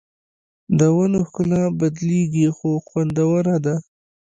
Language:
Pashto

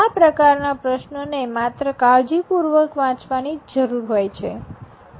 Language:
Gujarati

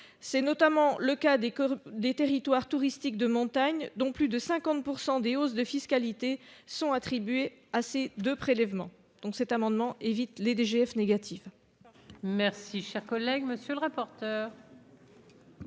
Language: French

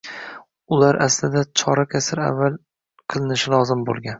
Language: Uzbek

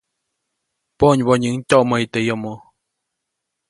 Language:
Copainalá Zoque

